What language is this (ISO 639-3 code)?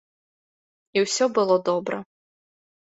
bel